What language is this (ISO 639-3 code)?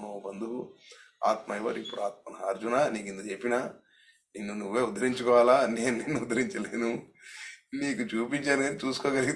tel